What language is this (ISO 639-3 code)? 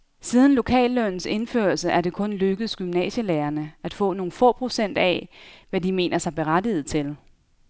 dan